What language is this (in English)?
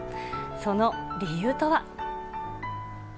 Japanese